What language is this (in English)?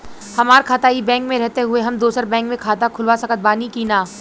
Bhojpuri